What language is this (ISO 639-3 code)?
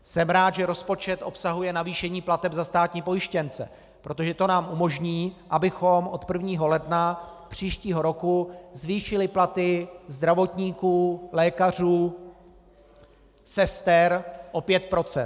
ces